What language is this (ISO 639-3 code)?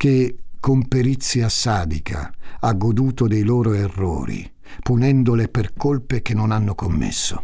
ita